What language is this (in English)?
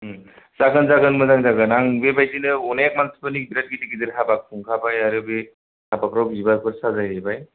Bodo